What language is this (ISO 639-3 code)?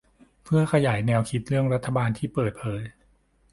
tha